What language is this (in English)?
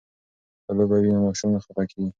Pashto